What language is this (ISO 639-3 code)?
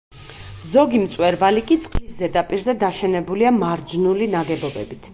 kat